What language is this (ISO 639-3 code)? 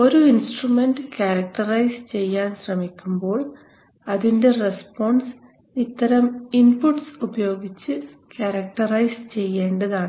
mal